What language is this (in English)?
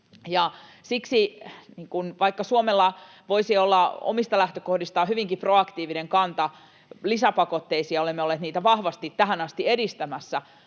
Finnish